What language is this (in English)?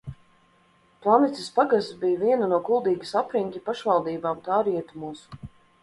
Latvian